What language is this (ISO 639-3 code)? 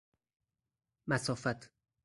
fas